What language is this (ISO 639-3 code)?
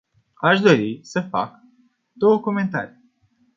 ron